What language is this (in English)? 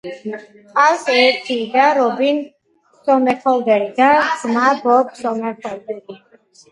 Georgian